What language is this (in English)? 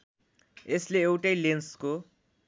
Nepali